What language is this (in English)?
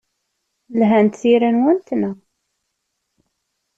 Kabyle